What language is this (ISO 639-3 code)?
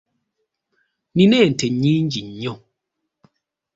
lug